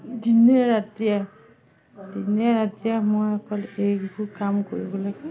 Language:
Assamese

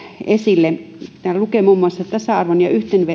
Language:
Finnish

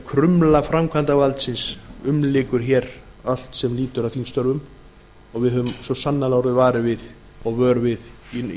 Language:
Icelandic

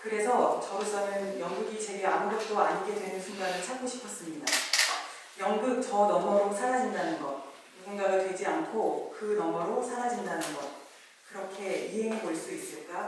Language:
Korean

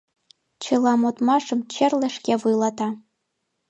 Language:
Mari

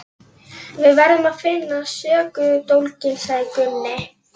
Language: Icelandic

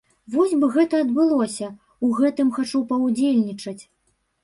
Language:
Belarusian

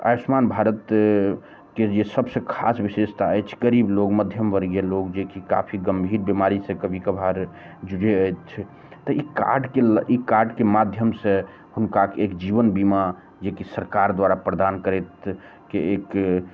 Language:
Maithili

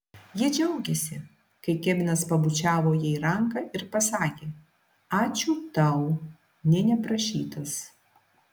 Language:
Lithuanian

